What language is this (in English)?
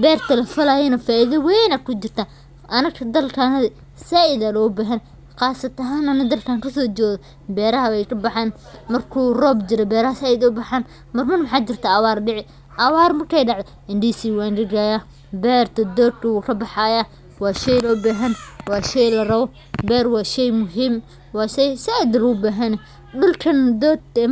Somali